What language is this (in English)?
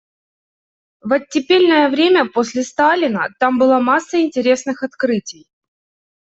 Russian